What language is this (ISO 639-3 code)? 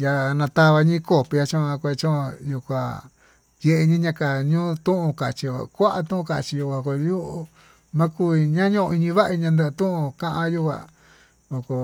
mtu